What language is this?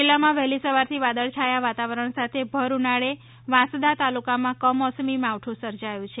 Gujarati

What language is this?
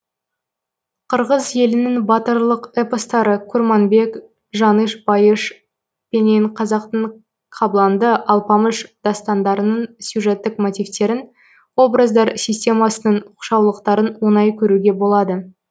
Kazakh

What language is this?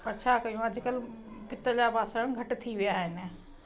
Sindhi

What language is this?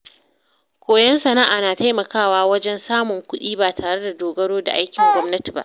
Hausa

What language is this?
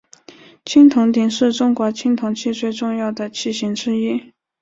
Chinese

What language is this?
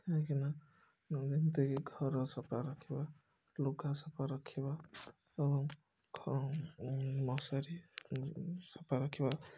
Odia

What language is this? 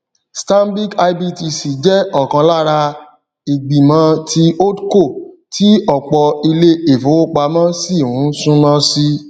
Yoruba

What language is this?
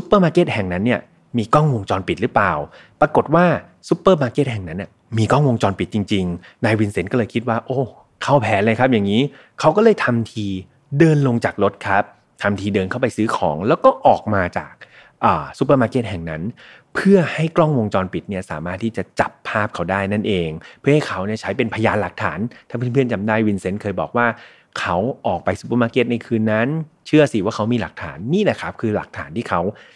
Thai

